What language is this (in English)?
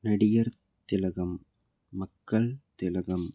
Tamil